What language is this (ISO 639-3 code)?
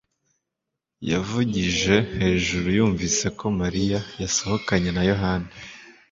kin